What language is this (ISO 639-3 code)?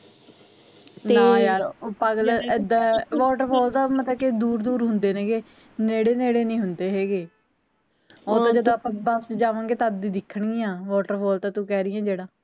pan